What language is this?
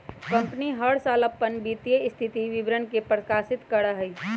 Magahi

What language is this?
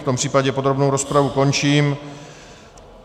Czech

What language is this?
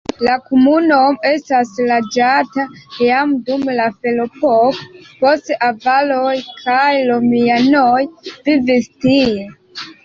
Esperanto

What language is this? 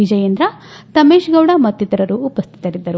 Kannada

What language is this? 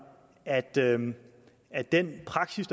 Danish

